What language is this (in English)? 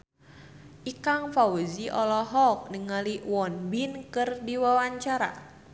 Sundanese